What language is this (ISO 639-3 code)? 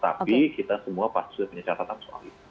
ind